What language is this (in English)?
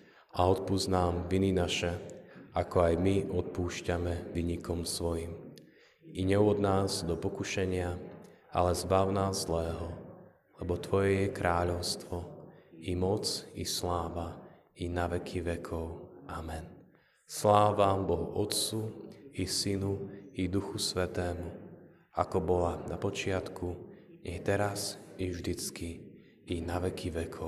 Slovak